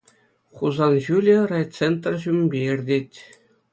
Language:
Chuvash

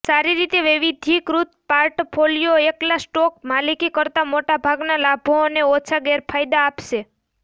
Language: Gujarati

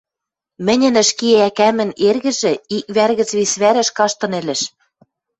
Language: Western Mari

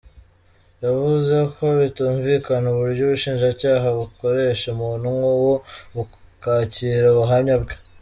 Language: Kinyarwanda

